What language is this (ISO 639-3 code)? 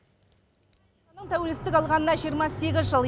kaz